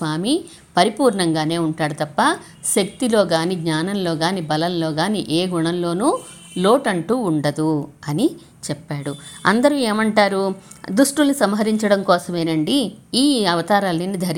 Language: Telugu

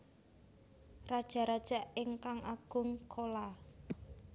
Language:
Javanese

